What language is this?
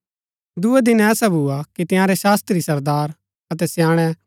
Gaddi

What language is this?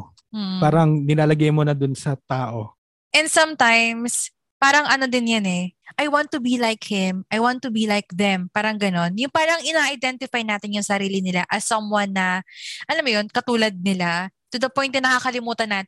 Filipino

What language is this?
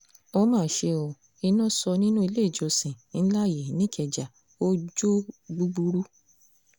Yoruba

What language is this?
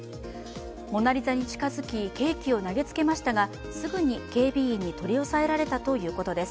Japanese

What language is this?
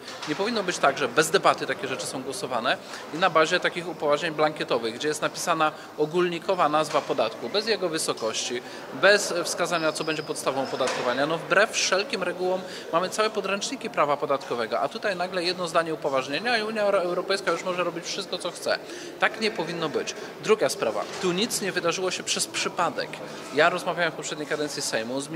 Polish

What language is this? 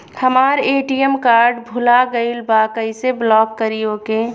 Bhojpuri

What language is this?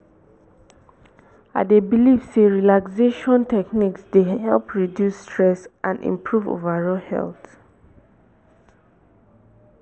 Nigerian Pidgin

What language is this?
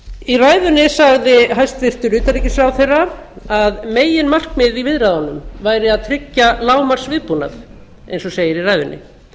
Icelandic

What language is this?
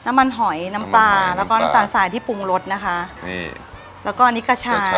Thai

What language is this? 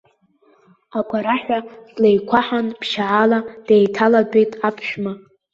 Abkhazian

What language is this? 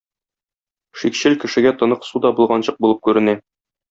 Tatar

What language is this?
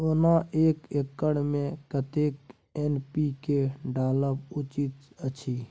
Maithili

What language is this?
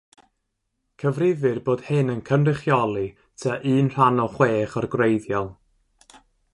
Welsh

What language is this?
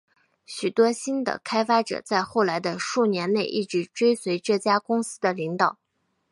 Chinese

